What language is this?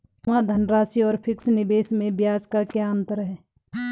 Hindi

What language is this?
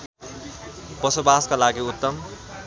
Nepali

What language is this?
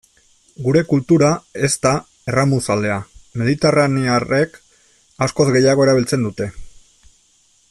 Basque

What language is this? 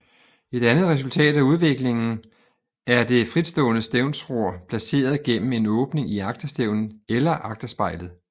Danish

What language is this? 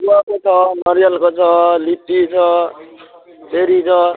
Nepali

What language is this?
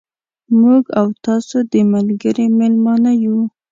Pashto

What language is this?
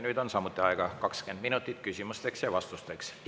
Estonian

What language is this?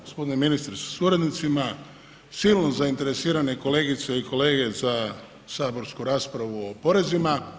Croatian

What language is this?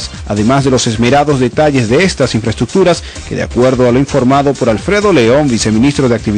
Spanish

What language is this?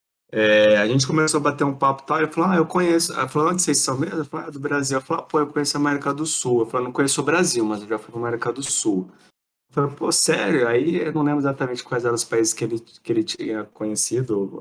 Portuguese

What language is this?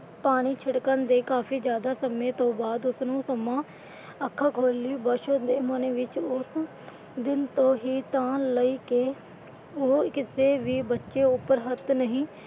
Punjabi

